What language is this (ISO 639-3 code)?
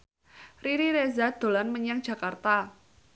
jav